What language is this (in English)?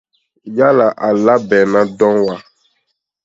Dyula